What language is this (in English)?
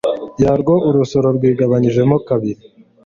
Kinyarwanda